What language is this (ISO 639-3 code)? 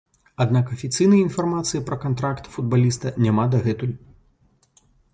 bel